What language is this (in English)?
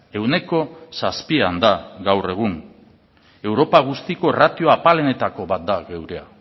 Basque